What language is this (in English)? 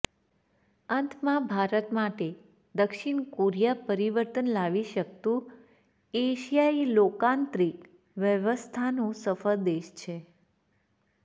Gujarati